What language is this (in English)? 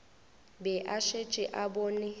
Northern Sotho